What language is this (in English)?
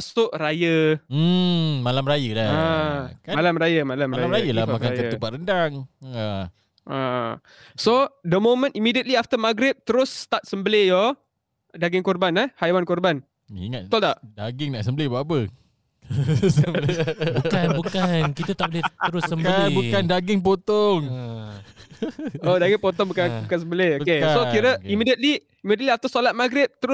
Malay